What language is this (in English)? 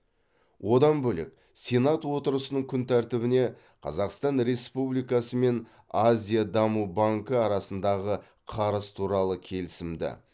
Kazakh